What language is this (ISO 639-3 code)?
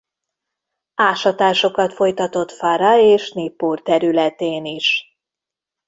hun